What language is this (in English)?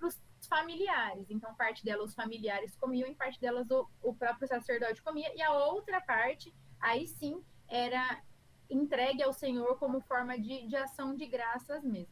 Portuguese